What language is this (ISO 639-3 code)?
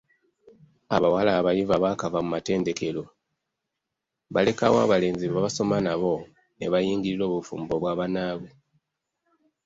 lug